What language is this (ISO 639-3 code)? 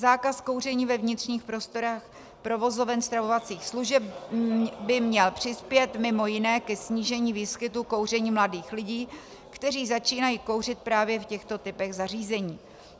ces